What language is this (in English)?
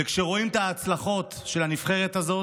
Hebrew